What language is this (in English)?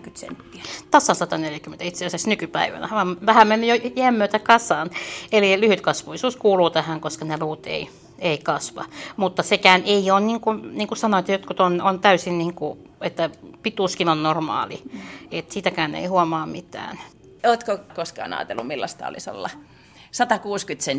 Finnish